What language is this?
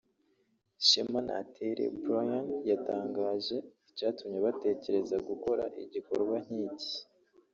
Kinyarwanda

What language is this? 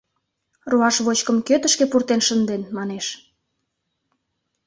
Mari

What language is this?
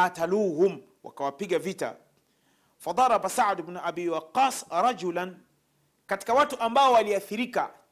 Swahili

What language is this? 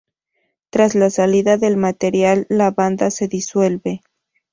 Spanish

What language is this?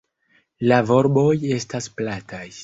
Esperanto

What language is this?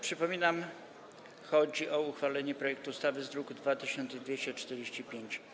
Polish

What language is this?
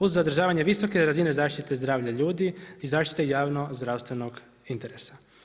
Croatian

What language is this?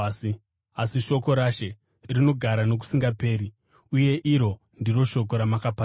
Shona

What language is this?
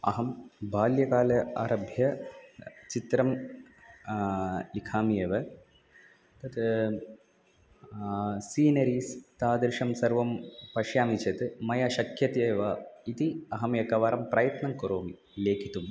Sanskrit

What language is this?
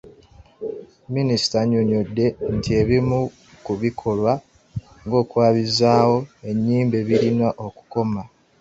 Ganda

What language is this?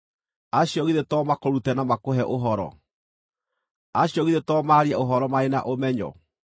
Kikuyu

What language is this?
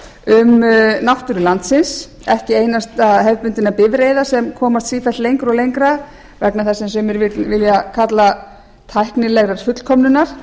Icelandic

